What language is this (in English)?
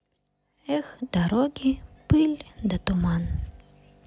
Russian